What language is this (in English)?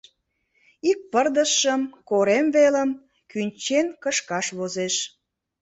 Mari